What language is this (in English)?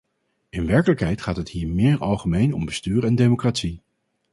Dutch